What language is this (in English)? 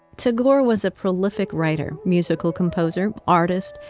English